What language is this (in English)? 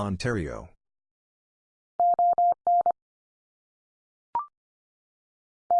English